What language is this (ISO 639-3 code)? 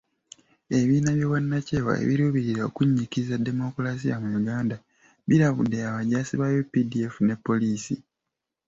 lug